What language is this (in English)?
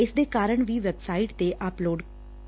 Punjabi